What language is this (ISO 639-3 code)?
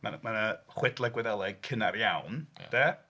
cym